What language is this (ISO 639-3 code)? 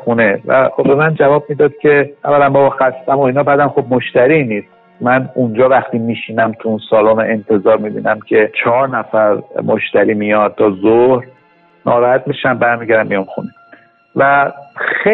fas